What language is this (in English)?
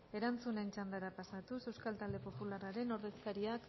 Basque